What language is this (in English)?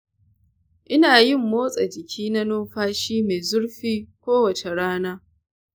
Hausa